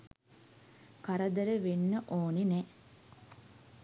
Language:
Sinhala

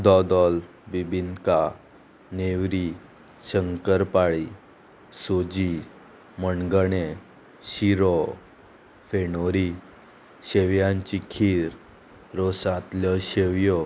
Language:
Konkani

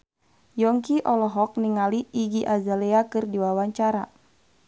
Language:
Sundanese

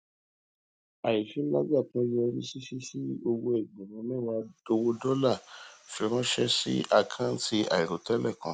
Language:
Yoruba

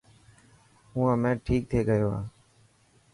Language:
Dhatki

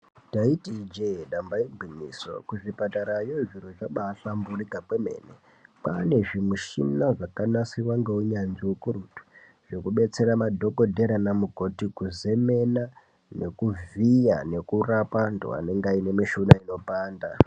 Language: Ndau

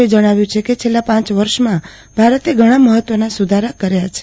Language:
Gujarati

